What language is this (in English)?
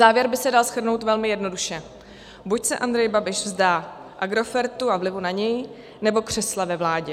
Czech